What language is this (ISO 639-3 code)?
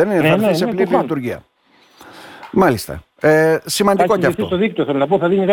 ell